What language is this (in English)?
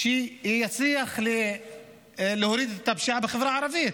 Hebrew